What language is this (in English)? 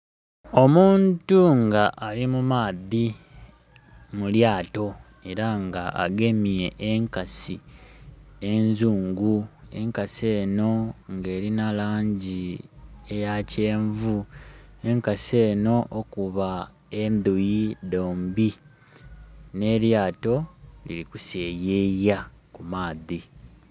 Soga